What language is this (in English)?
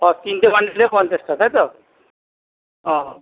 Bangla